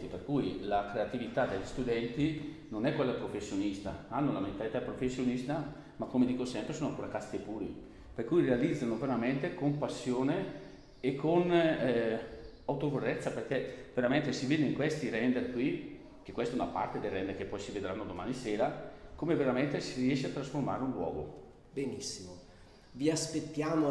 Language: Italian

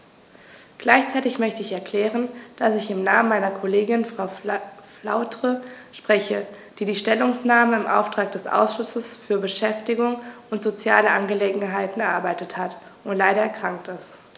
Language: German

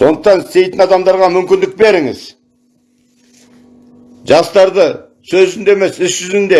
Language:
Turkish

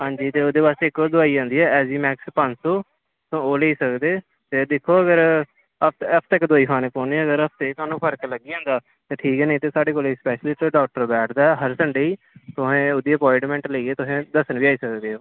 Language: Dogri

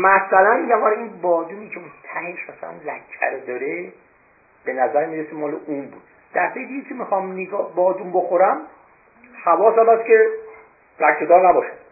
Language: Persian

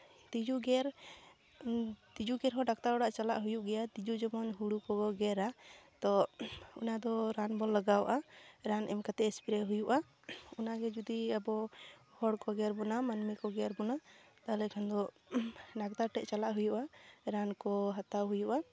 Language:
Santali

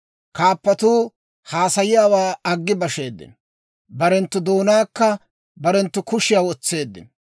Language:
Dawro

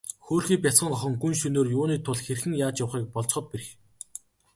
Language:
Mongolian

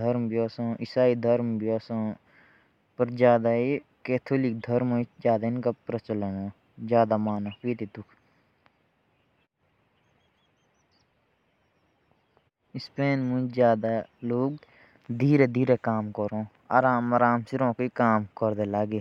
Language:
Jaunsari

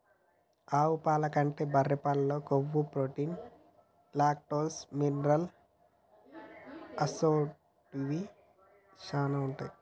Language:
Telugu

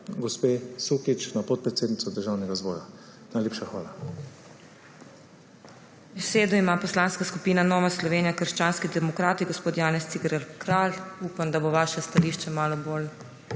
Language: Slovenian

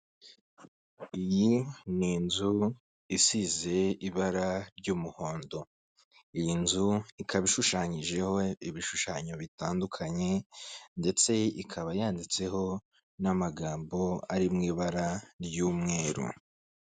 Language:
Kinyarwanda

